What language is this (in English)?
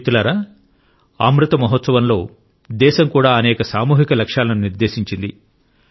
Telugu